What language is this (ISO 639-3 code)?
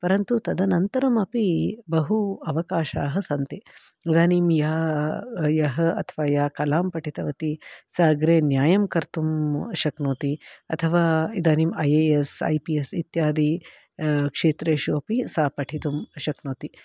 san